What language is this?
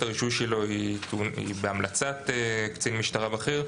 Hebrew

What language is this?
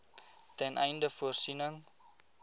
Afrikaans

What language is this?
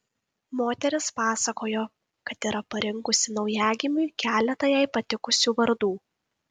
Lithuanian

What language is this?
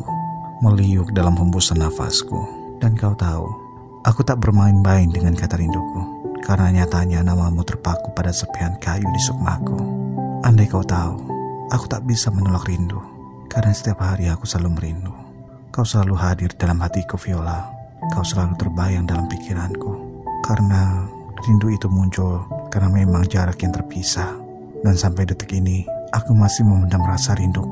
Indonesian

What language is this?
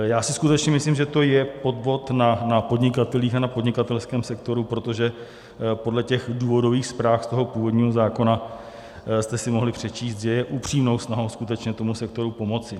Czech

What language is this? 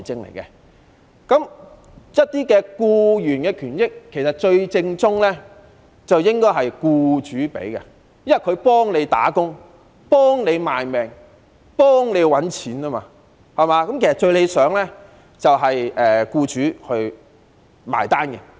Cantonese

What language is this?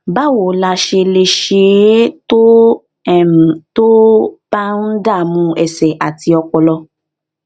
Yoruba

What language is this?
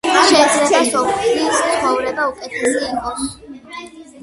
Georgian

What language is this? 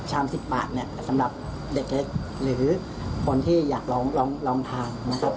Thai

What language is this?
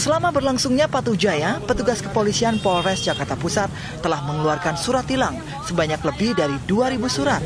Indonesian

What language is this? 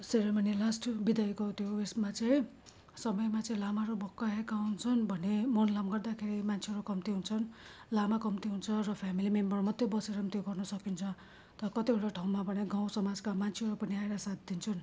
Nepali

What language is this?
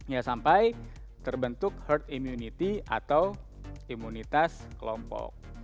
Indonesian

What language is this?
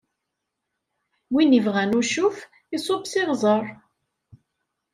Kabyle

